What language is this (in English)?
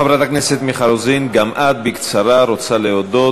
Hebrew